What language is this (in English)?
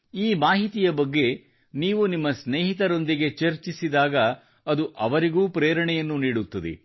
Kannada